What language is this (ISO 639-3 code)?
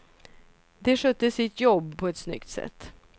swe